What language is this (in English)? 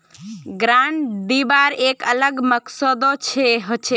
Magahi